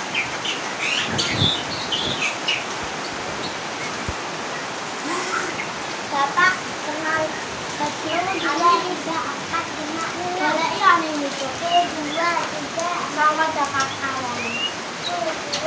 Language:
Indonesian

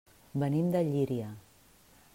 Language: Catalan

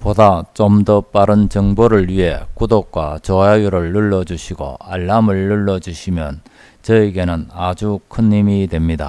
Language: Korean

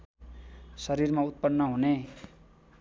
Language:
Nepali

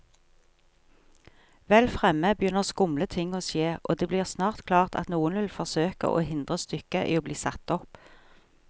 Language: Norwegian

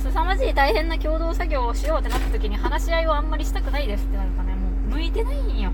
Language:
Japanese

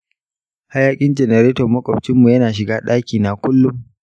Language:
Hausa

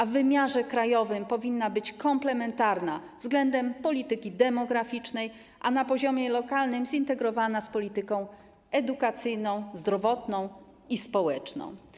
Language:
Polish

